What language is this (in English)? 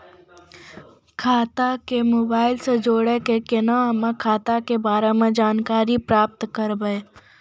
Maithili